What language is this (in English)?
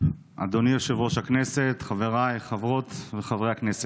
Hebrew